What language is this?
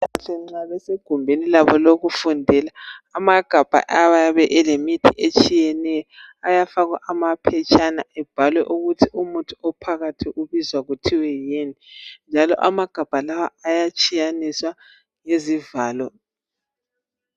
North Ndebele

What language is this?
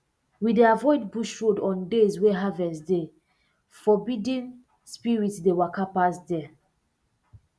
Nigerian Pidgin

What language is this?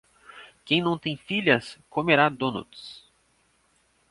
Portuguese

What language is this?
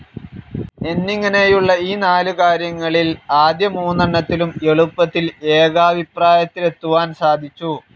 Malayalam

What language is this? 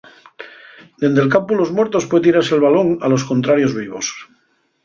Asturian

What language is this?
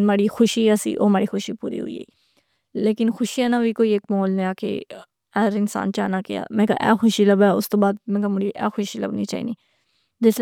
Pahari-Potwari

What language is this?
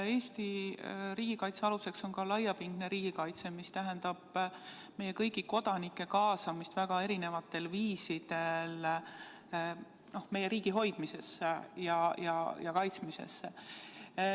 Estonian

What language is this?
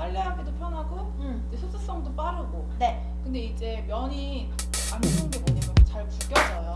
Korean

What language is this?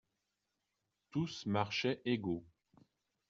French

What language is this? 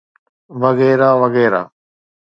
Sindhi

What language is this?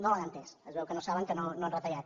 Catalan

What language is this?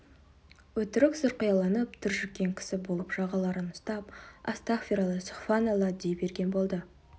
Kazakh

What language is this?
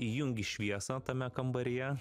Lithuanian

